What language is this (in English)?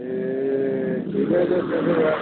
Nepali